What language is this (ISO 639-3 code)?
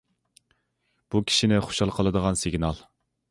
uig